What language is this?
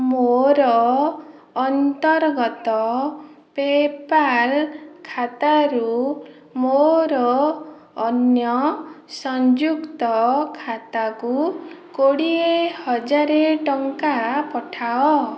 Odia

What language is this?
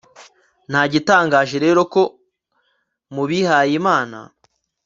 Kinyarwanda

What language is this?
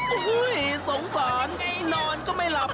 Thai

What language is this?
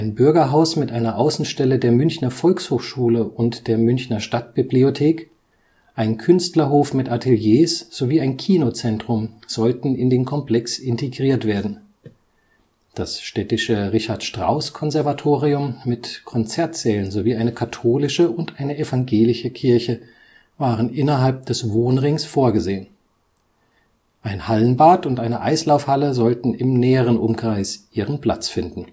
German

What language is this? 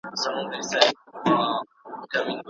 Pashto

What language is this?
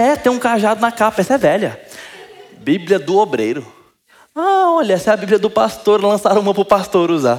Portuguese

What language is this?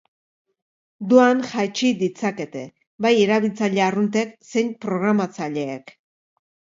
Basque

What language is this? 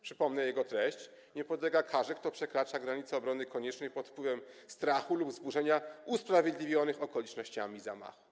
Polish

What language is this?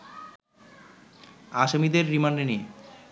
Bangla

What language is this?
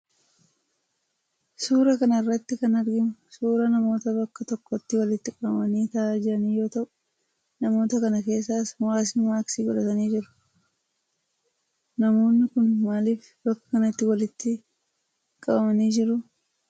Oromo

